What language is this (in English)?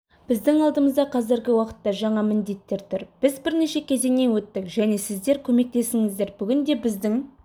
Kazakh